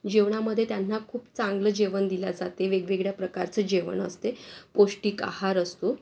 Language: Marathi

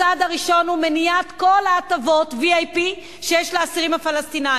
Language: Hebrew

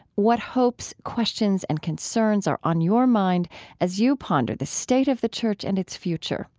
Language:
English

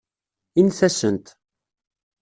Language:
Kabyle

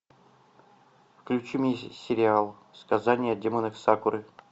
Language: Russian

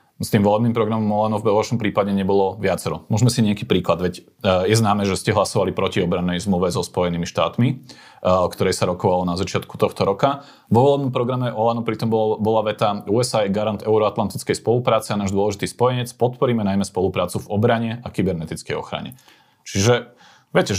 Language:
Slovak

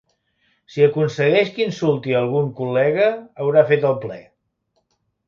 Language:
Catalan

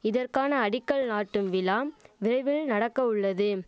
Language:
Tamil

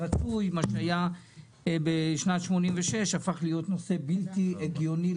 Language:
Hebrew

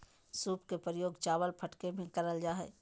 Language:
Magahi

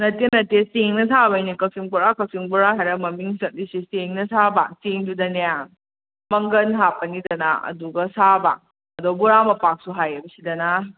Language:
Manipuri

